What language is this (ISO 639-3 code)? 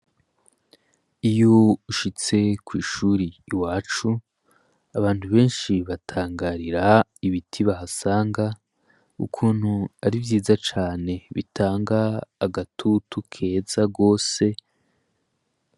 run